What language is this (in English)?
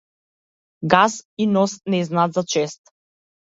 Macedonian